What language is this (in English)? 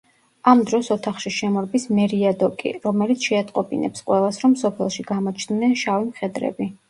Georgian